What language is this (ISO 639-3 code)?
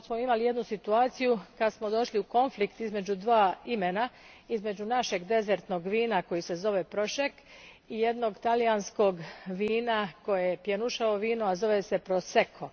hrv